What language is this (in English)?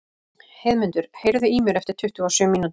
Icelandic